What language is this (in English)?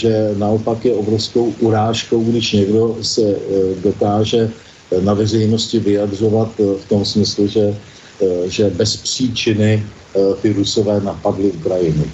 Czech